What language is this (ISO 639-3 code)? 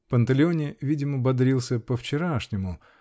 rus